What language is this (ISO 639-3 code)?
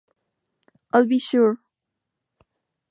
spa